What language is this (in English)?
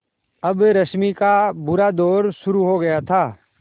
Hindi